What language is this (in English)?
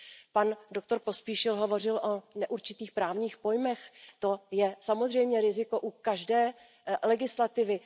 Czech